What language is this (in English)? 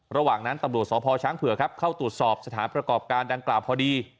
Thai